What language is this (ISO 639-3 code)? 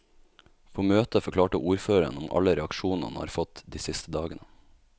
nor